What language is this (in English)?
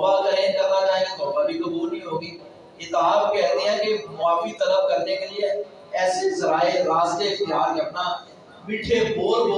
Urdu